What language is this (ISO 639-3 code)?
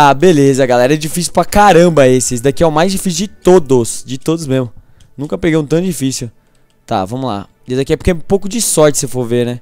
por